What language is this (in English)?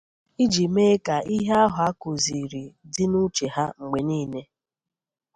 Igbo